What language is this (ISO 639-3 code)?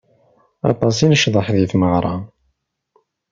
kab